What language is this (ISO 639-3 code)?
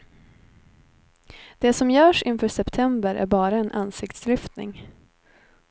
swe